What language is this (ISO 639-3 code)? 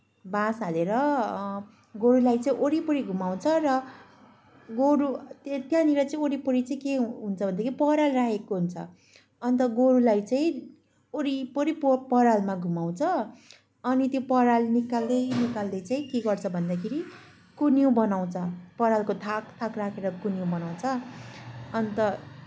nep